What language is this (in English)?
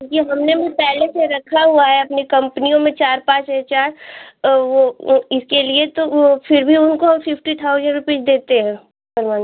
Hindi